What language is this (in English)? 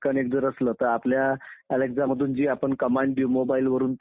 Marathi